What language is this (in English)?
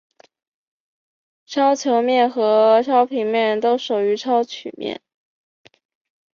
Chinese